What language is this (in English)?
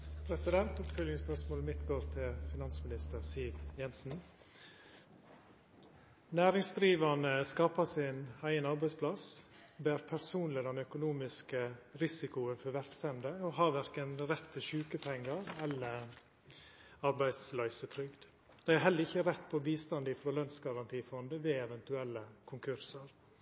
Norwegian Nynorsk